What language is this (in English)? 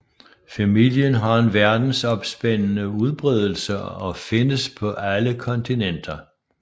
Danish